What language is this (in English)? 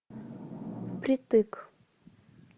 Russian